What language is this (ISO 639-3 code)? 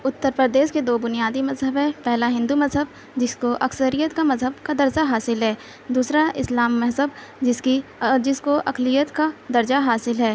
urd